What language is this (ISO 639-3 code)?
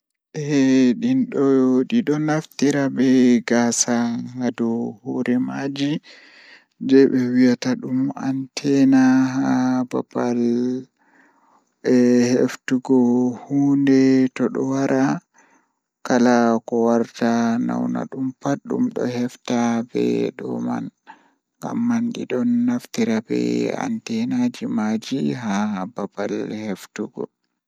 ful